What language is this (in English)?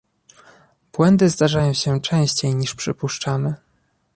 Polish